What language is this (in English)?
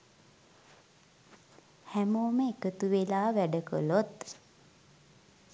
Sinhala